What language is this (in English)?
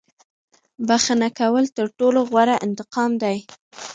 Pashto